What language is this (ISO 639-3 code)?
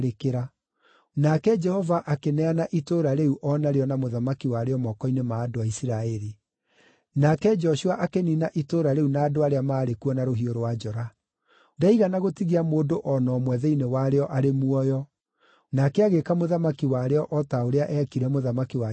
kik